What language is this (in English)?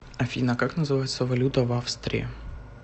Russian